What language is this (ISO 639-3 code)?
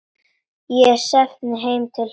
isl